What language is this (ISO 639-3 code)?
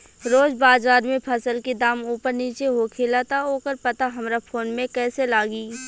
bho